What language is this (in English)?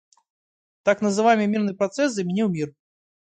Russian